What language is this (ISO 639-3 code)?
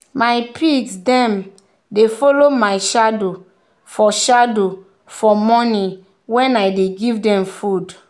pcm